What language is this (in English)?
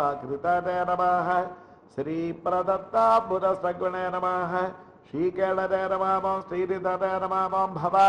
Dutch